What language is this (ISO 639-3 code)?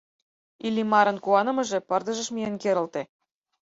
chm